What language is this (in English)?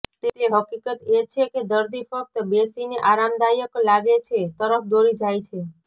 Gujarati